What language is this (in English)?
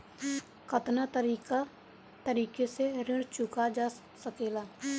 Bhojpuri